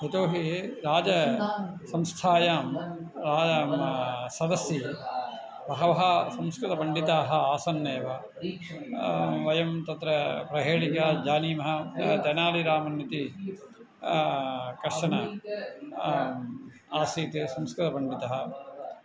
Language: Sanskrit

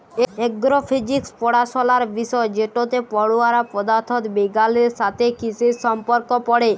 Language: Bangla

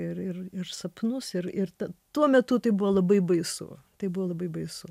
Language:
Lithuanian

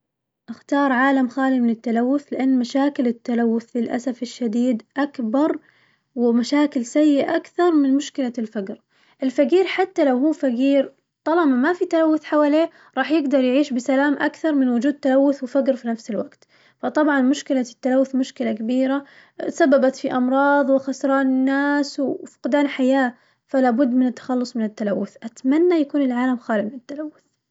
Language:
Najdi Arabic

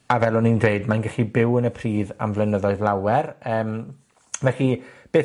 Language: Welsh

